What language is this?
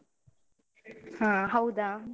Kannada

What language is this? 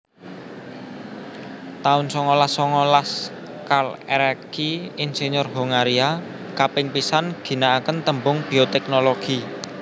Javanese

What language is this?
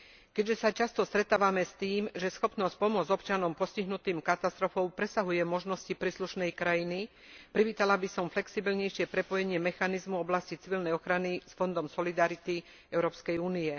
Slovak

